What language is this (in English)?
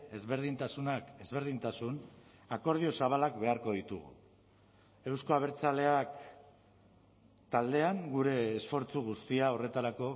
Basque